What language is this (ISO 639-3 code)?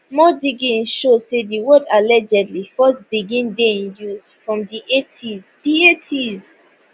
pcm